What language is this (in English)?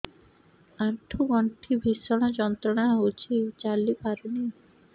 Odia